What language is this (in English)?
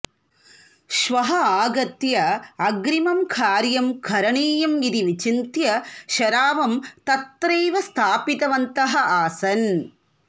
Sanskrit